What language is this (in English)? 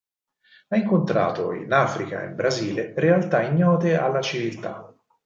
Italian